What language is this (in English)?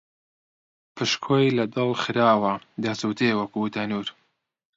Central Kurdish